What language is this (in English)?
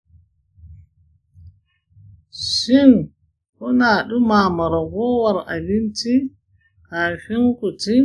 Hausa